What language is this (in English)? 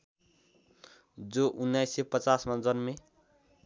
Nepali